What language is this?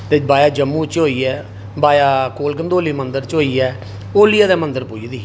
Dogri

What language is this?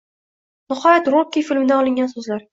Uzbek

